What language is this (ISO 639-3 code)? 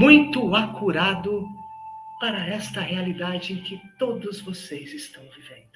por